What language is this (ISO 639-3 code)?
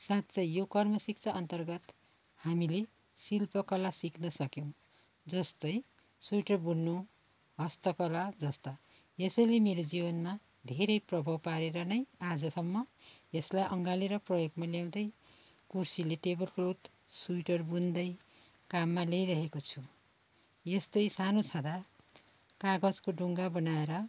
nep